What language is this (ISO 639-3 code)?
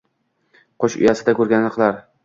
uzb